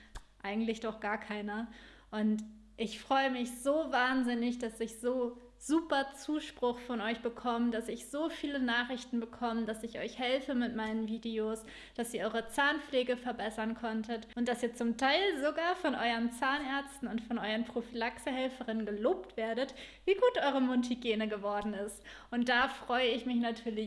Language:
German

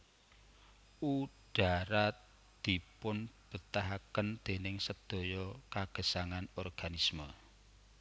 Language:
Javanese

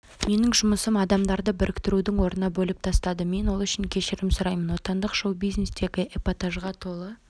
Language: Kazakh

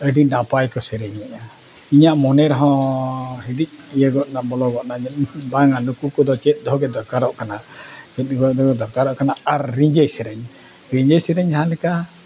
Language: Santali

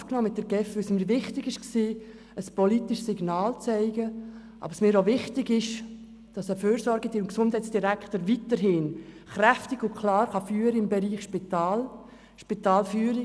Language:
Swiss German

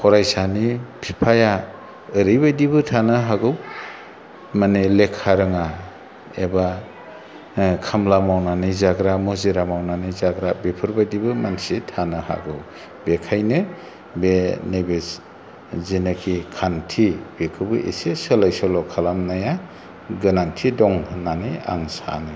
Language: Bodo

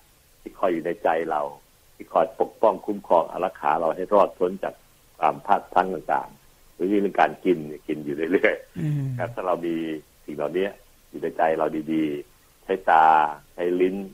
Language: Thai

